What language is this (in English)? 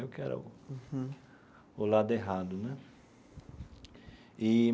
Portuguese